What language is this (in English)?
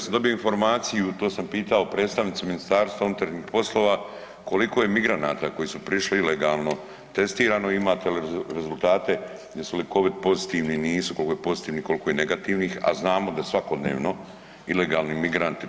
Croatian